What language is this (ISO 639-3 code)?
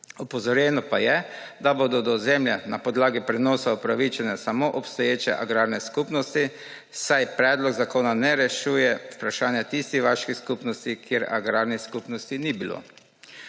slv